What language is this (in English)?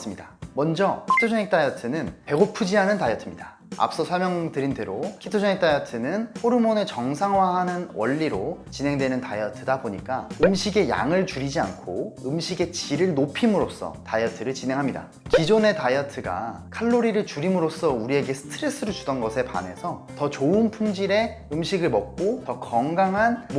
Korean